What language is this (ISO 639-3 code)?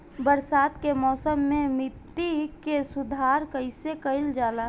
bho